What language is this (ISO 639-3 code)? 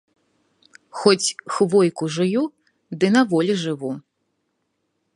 bel